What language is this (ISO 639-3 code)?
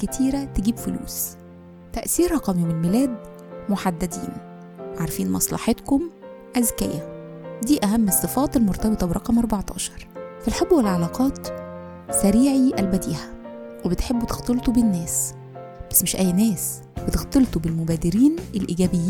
ara